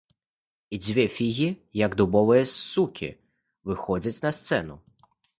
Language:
Belarusian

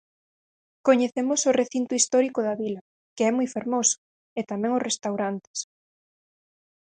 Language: Galician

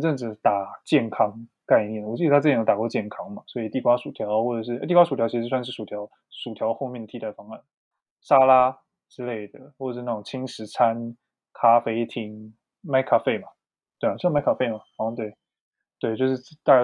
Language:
Chinese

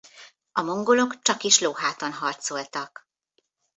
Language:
Hungarian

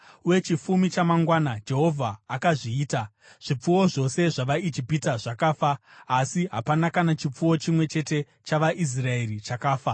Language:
Shona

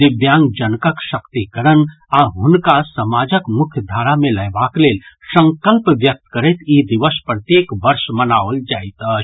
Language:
Maithili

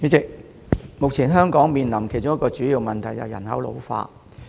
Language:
Cantonese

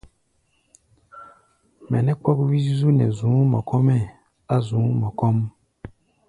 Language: Gbaya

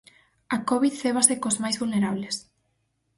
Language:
Galician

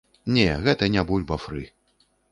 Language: Belarusian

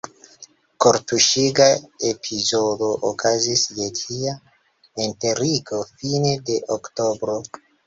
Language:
Esperanto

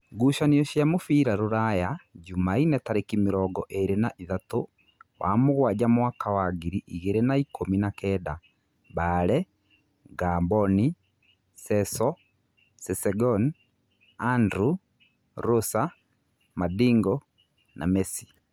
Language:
Kikuyu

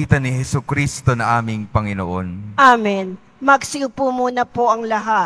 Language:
Filipino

